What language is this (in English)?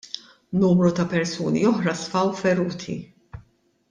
Maltese